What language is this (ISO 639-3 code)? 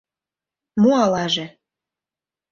chm